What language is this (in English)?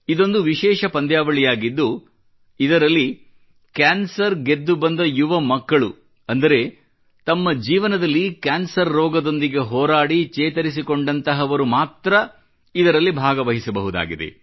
Kannada